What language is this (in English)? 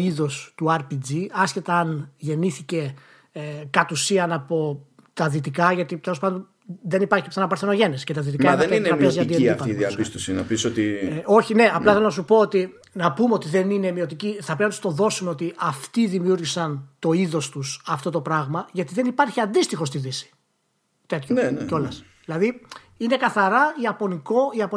Greek